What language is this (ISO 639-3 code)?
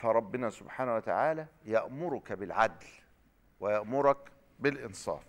ara